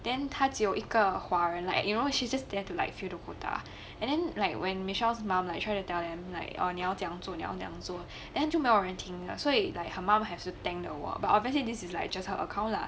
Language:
English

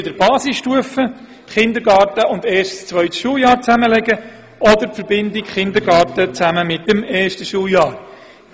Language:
Swiss German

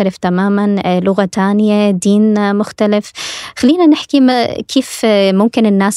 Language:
Arabic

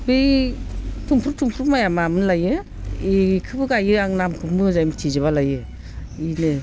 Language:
Bodo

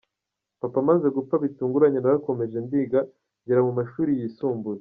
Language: Kinyarwanda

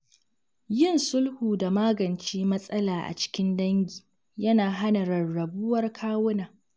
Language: Hausa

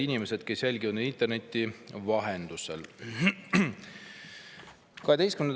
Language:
Estonian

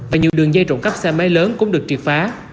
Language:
Vietnamese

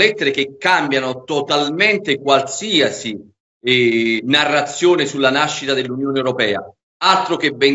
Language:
Italian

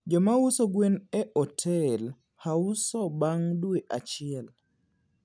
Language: Luo (Kenya and Tanzania)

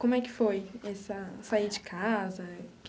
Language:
Portuguese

